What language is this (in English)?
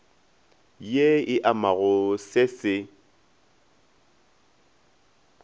Northern Sotho